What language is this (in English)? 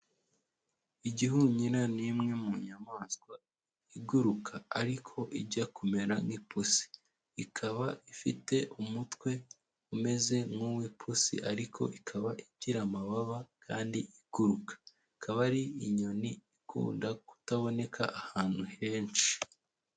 Kinyarwanda